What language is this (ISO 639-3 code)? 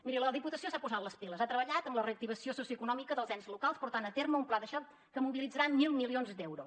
cat